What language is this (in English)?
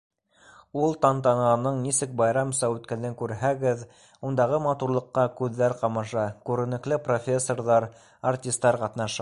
Bashkir